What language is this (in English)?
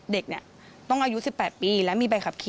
Thai